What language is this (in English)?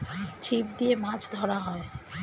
Bangla